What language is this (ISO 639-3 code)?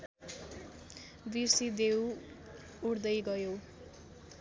nep